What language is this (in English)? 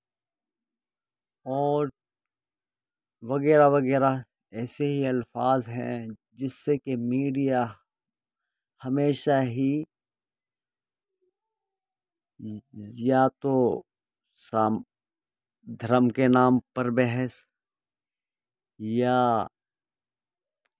Urdu